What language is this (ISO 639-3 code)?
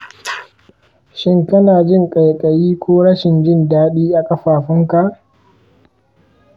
hau